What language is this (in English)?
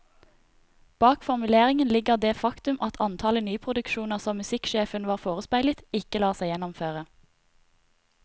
Norwegian